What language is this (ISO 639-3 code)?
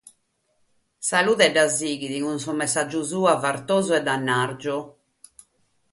srd